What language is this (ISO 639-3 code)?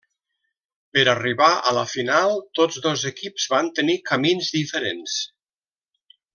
cat